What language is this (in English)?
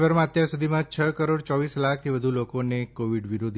Gujarati